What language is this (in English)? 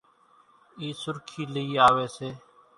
Kachi Koli